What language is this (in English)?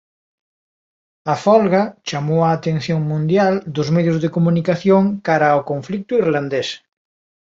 Galician